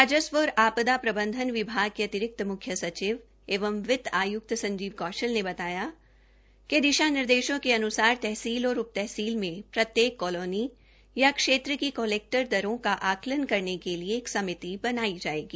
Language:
Hindi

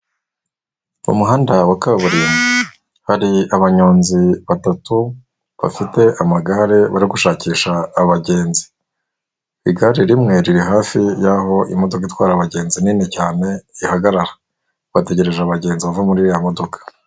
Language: Kinyarwanda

